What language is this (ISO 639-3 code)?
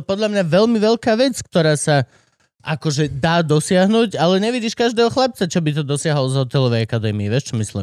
slk